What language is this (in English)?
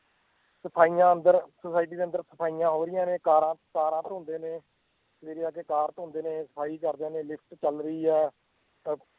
Punjabi